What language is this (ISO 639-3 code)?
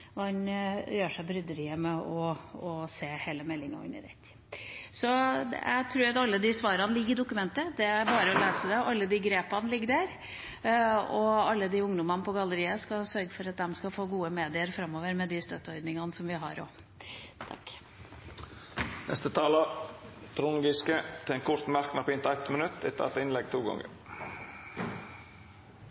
nor